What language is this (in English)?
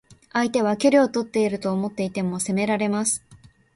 Japanese